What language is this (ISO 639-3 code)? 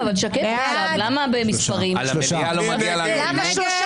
heb